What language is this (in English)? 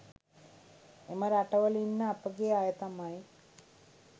Sinhala